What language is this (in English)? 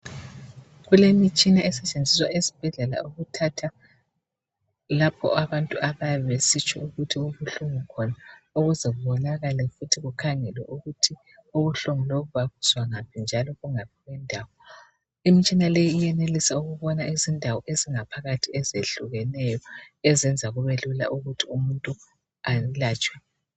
North Ndebele